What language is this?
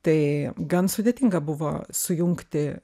Lithuanian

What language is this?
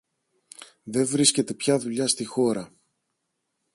Greek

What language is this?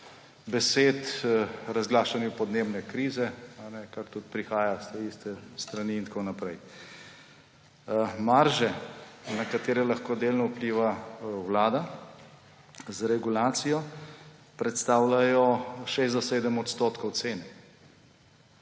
Slovenian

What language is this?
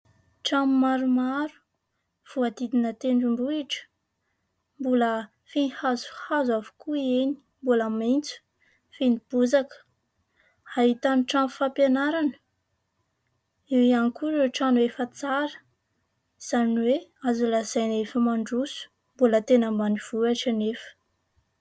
Malagasy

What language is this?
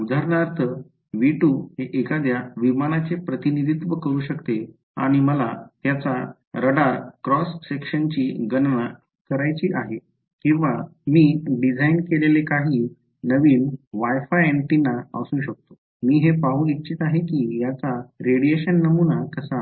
Marathi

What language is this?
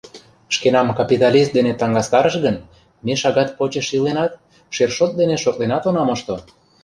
Mari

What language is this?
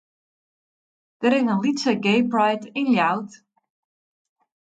Western Frisian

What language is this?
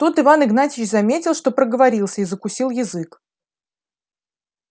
Russian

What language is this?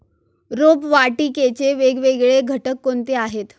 Marathi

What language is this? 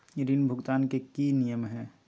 Magahi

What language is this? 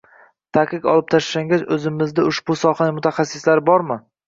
Uzbek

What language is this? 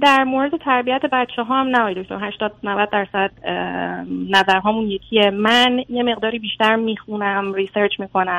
Persian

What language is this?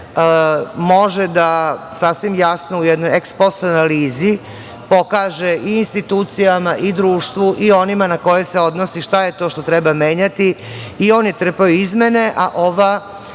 Serbian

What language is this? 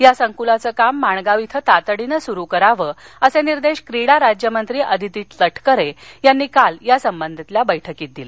Marathi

